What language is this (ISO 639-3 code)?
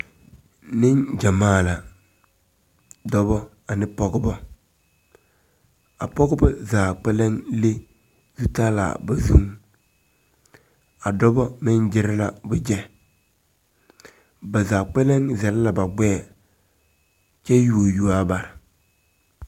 dga